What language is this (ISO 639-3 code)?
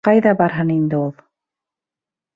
bak